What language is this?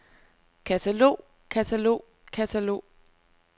Danish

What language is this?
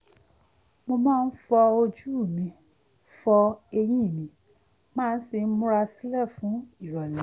Yoruba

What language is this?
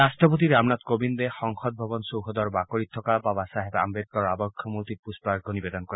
Assamese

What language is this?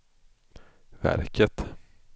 Swedish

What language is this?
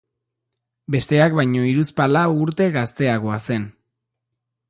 Basque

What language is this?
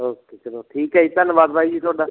Punjabi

